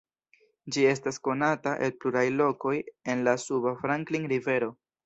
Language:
Esperanto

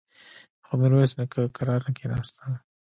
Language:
Pashto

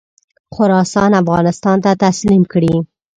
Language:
Pashto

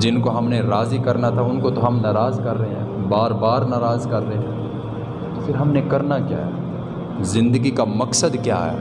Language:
Urdu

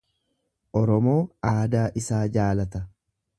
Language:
Oromo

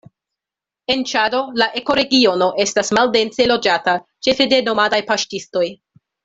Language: Esperanto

